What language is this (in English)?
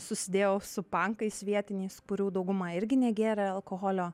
Lithuanian